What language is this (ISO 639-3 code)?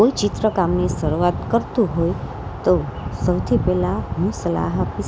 guj